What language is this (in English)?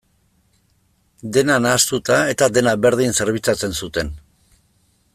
Basque